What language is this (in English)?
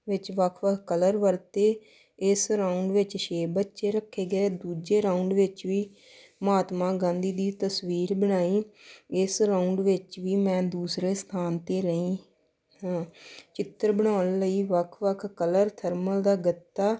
Punjabi